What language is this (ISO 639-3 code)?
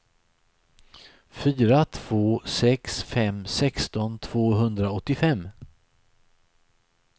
swe